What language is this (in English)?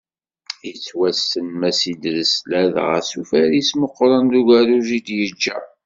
Kabyle